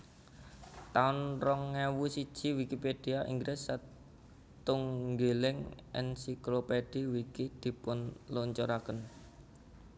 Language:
Javanese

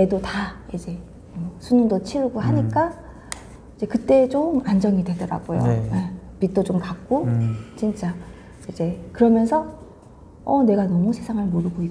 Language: Korean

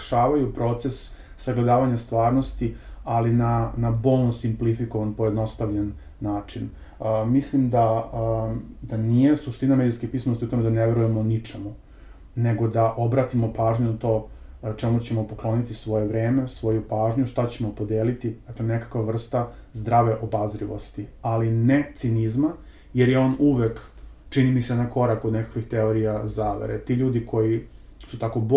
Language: Croatian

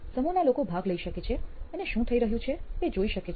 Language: Gujarati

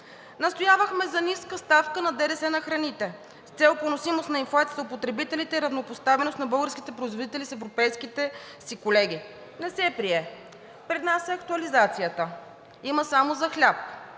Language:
Bulgarian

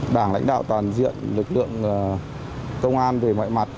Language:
Vietnamese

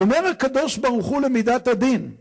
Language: Hebrew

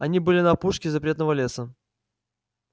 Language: Russian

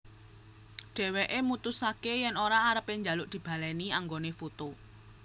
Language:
Javanese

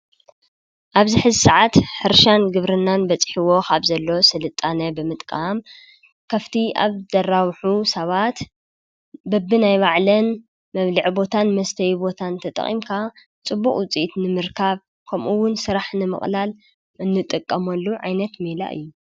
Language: Tigrinya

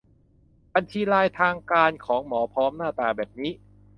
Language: Thai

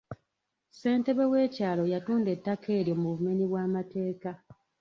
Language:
Ganda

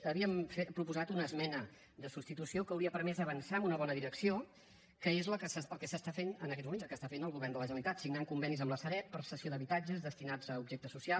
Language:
Catalan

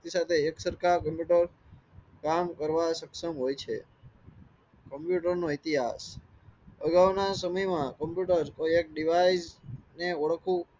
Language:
Gujarati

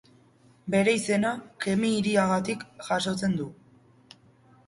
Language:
Basque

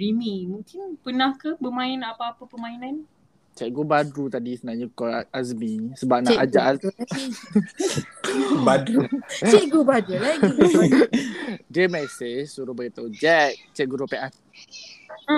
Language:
Malay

